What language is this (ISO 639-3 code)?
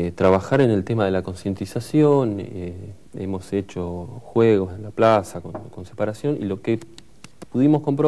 spa